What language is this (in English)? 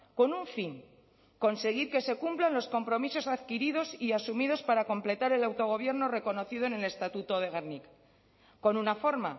Spanish